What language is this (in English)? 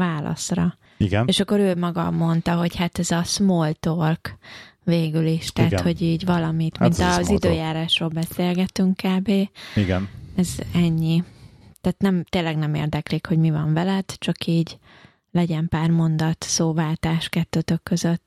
Hungarian